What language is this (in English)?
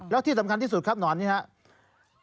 Thai